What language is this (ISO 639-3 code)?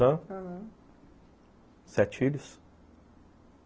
por